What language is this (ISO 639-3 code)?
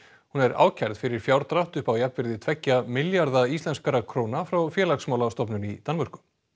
isl